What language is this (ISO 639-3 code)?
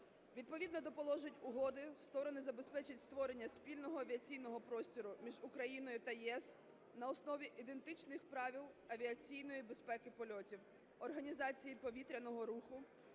ukr